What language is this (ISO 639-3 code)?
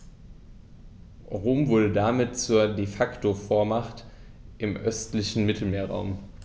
deu